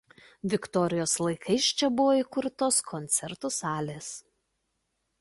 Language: Lithuanian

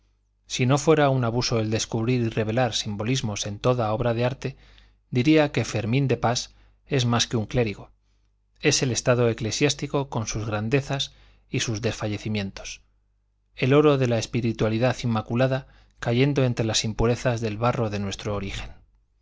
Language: Spanish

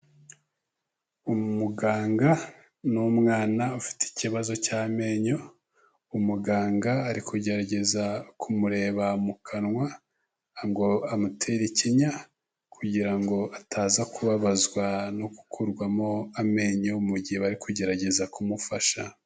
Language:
Kinyarwanda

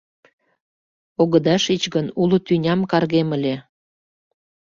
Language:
Mari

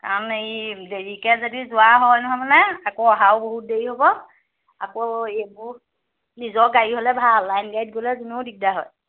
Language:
Assamese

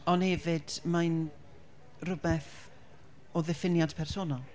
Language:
Welsh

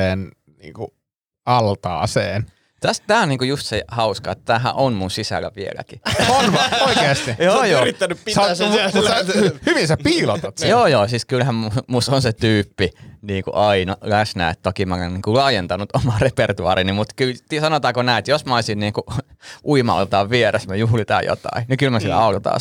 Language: Finnish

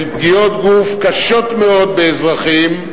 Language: Hebrew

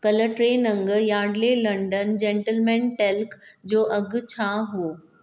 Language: Sindhi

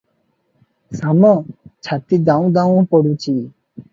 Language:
Odia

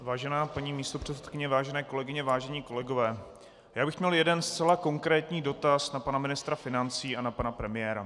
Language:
Czech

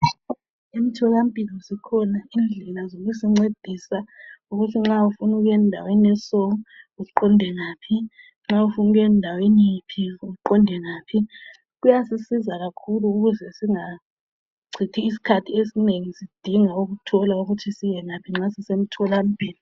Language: North Ndebele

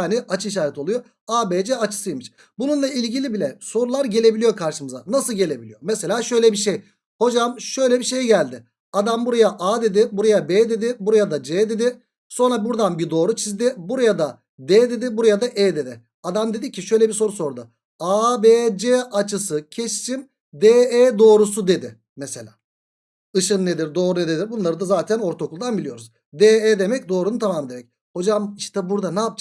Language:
Turkish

